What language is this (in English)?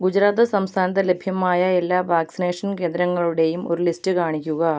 Malayalam